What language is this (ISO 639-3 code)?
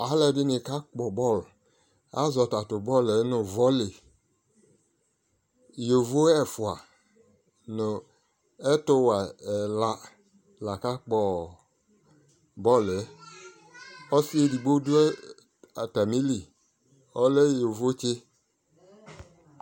kpo